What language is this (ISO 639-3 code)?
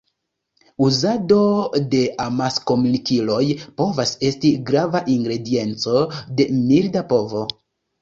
epo